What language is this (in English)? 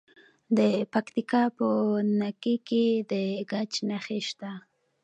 Pashto